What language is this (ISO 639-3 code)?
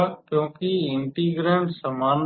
hin